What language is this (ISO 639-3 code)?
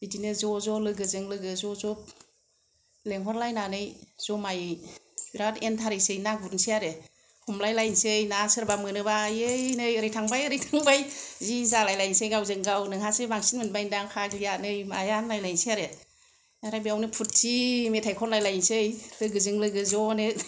brx